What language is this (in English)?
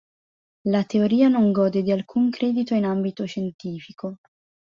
Italian